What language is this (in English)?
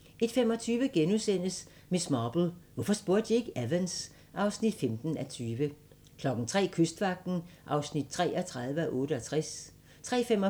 Danish